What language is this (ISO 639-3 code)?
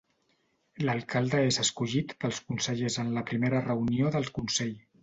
cat